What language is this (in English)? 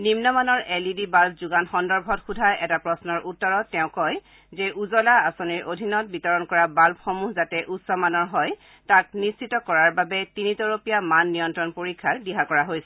Assamese